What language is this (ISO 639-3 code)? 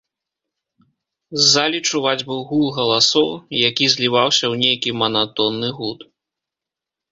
bel